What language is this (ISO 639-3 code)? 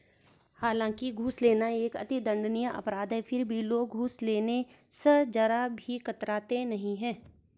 hin